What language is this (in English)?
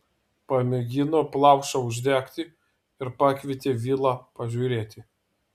Lithuanian